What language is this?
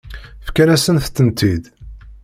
Kabyle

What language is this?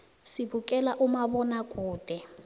South Ndebele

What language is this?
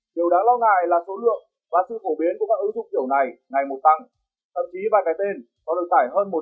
Vietnamese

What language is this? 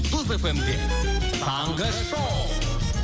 Kazakh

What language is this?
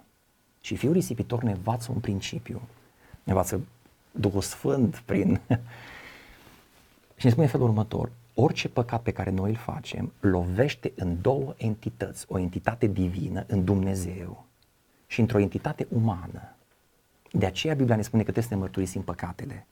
Romanian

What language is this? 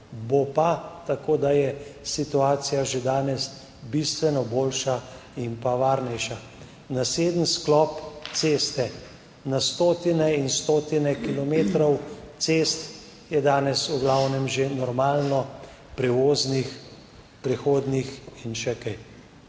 Slovenian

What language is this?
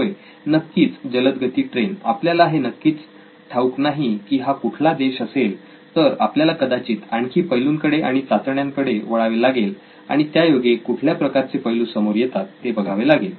Marathi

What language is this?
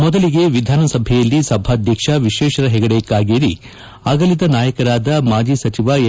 Kannada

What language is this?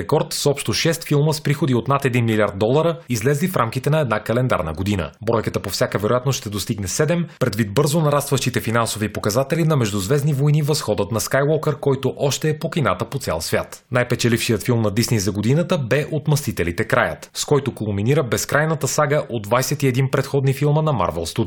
Bulgarian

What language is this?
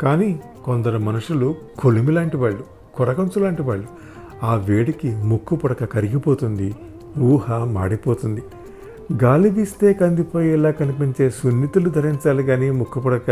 Telugu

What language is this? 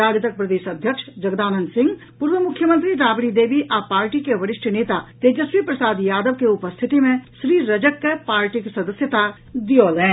Maithili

